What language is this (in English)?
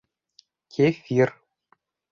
Bashkir